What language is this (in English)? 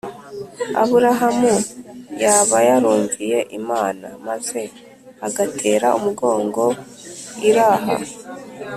Kinyarwanda